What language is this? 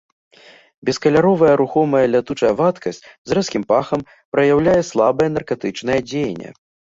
Belarusian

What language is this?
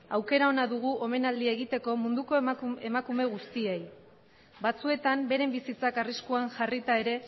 Basque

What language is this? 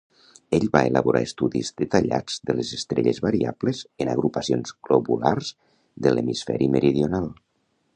Catalan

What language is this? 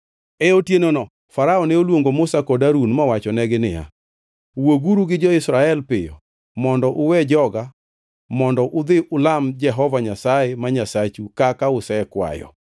Luo (Kenya and Tanzania)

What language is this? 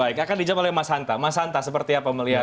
Indonesian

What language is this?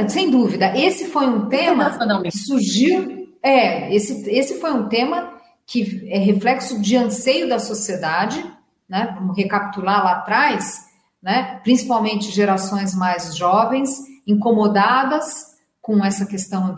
Portuguese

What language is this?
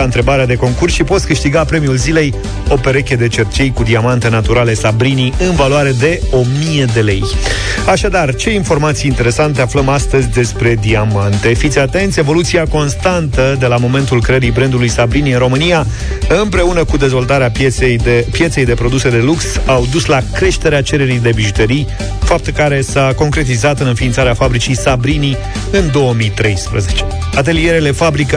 Romanian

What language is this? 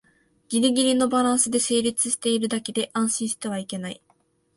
Japanese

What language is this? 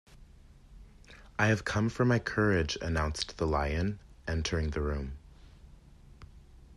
English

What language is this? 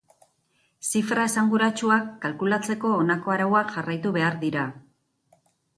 Basque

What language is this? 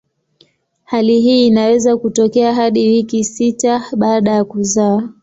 Swahili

